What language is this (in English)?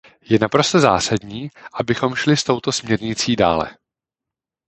Czech